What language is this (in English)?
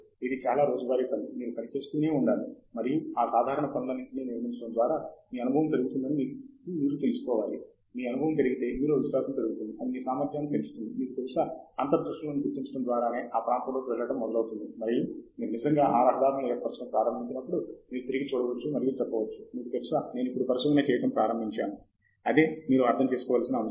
Telugu